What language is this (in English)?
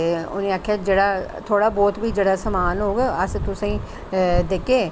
Dogri